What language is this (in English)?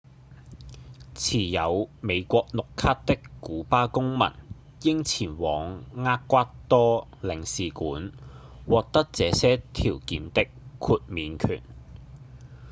Cantonese